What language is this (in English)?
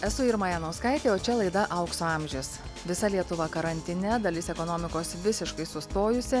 Lithuanian